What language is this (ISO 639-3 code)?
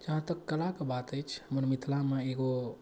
mai